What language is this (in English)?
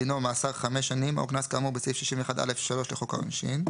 Hebrew